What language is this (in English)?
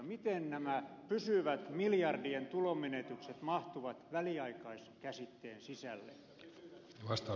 Finnish